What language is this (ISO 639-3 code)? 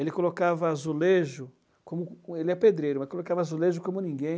por